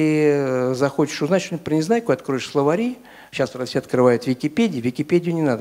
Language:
Russian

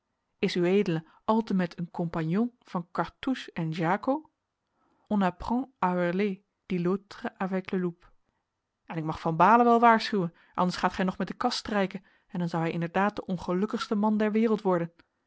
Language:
Dutch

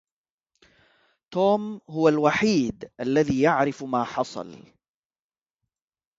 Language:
Arabic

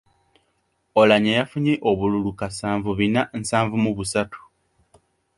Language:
Ganda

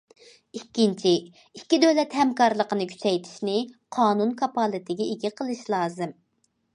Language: Uyghur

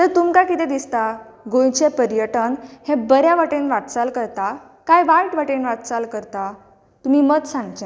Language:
Konkani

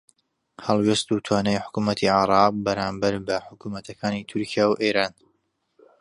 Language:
Central Kurdish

